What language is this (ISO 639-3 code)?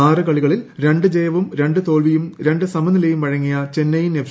mal